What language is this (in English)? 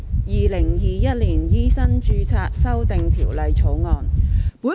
Cantonese